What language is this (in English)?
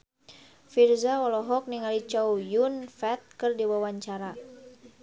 Sundanese